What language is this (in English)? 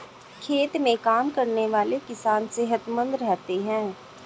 Hindi